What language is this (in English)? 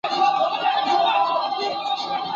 Chinese